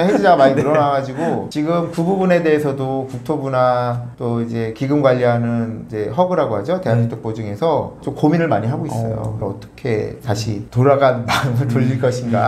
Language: Korean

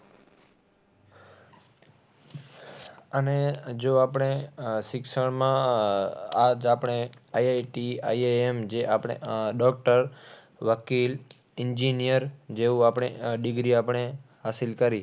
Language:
Gujarati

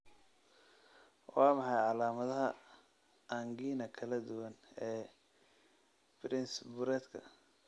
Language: Somali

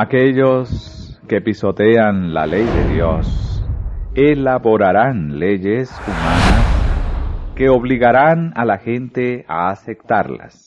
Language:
Spanish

